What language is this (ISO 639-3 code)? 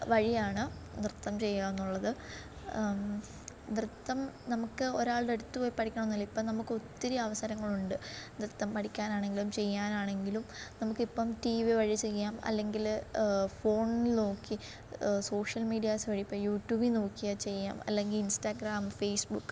mal